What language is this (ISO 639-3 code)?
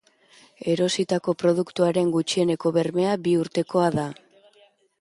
eus